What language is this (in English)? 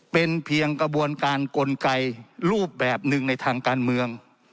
Thai